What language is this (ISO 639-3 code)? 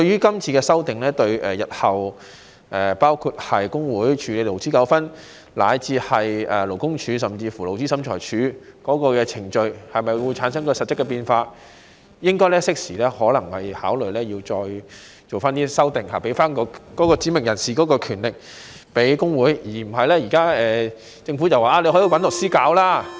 yue